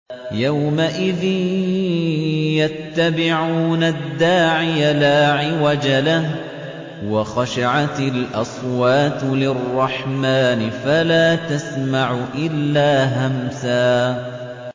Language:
Arabic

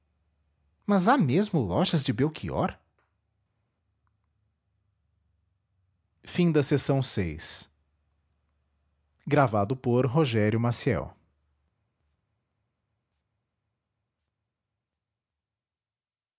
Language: Portuguese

